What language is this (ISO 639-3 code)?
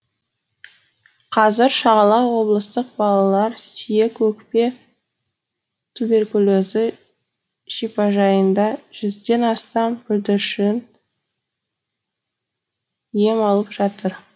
kaz